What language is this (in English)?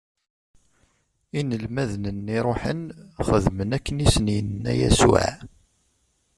Kabyle